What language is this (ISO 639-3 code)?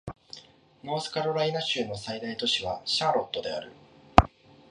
jpn